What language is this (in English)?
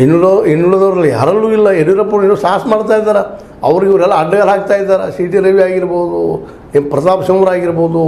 Kannada